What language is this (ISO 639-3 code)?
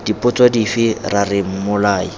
tsn